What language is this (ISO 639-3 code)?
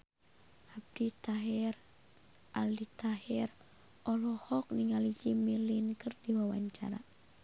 sun